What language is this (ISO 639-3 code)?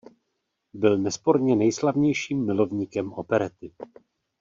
ces